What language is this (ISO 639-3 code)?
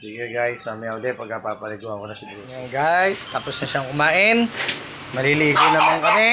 fil